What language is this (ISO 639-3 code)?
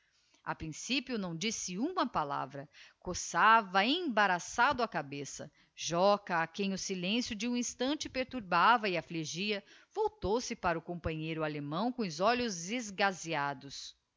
por